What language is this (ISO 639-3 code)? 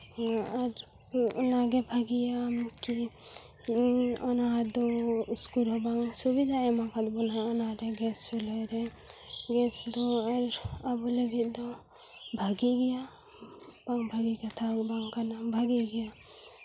sat